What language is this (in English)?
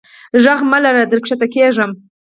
Pashto